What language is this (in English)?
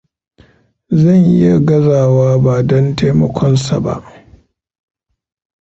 Hausa